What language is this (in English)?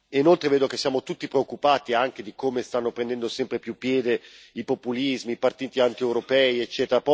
Italian